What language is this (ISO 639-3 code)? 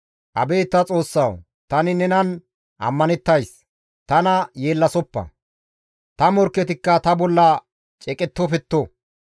gmv